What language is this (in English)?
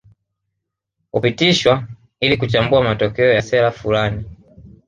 Swahili